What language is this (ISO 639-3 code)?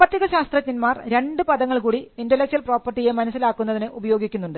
mal